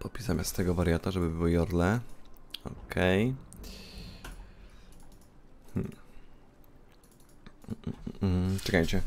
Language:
Polish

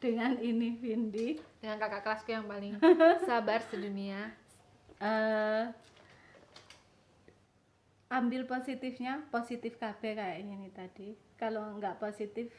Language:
Indonesian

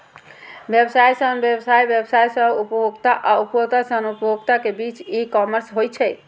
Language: Maithili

